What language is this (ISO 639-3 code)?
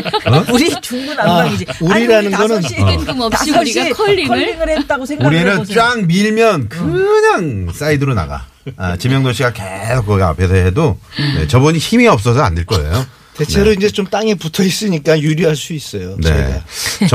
kor